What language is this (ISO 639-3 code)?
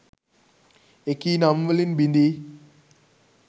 sin